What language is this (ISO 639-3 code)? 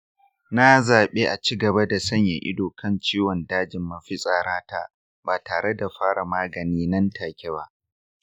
hau